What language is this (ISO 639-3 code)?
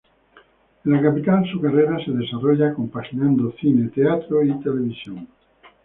spa